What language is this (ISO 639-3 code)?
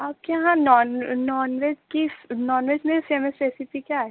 urd